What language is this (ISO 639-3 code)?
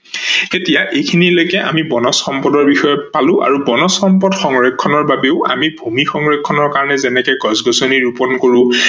asm